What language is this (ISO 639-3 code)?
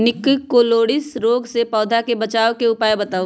mag